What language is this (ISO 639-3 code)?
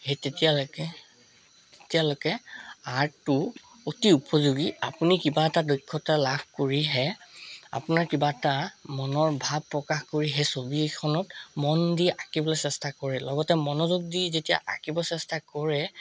asm